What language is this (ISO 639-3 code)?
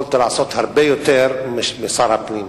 heb